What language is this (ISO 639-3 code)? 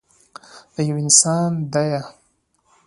pus